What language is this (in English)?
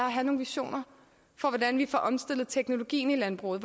Danish